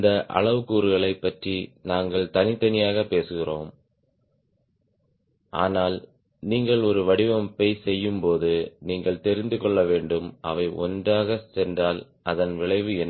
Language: Tamil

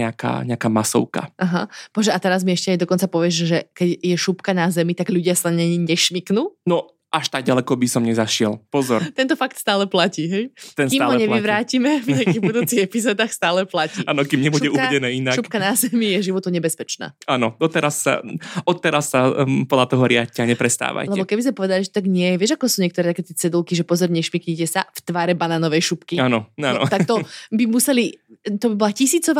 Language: Slovak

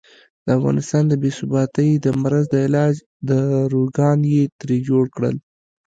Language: Pashto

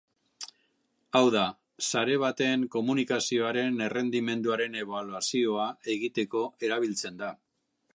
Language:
Basque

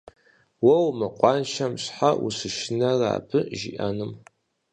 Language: Kabardian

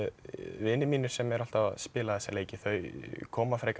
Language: Icelandic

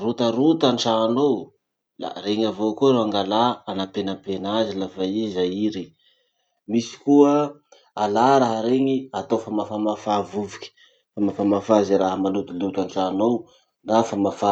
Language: Masikoro Malagasy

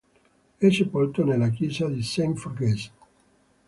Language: Italian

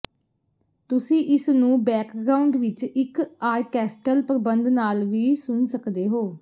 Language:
Punjabi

